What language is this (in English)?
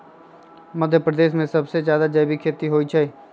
Magahi